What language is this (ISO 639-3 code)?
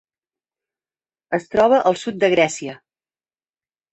cat